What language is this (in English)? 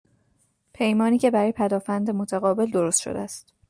Persian